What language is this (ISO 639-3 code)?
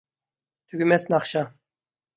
uig